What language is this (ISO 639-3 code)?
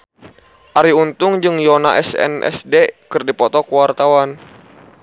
sun